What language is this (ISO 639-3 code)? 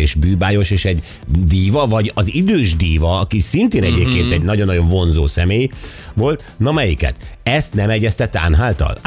hun